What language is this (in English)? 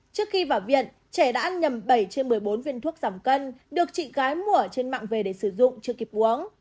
Vietnamese